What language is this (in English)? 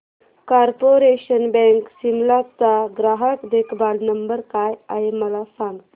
Marathi